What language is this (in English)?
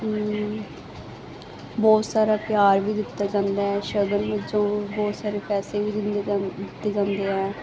Punjabi